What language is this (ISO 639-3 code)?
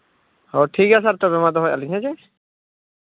sat